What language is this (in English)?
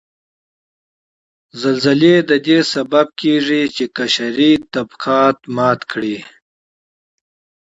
Pashto